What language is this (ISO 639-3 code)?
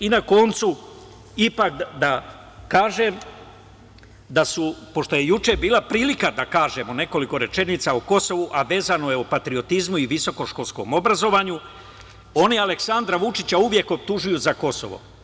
srp